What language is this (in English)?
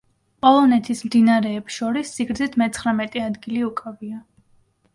Georgian